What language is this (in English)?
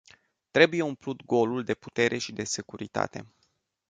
Romanian